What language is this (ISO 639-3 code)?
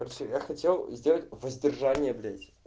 rus